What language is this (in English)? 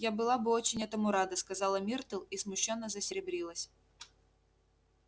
Russian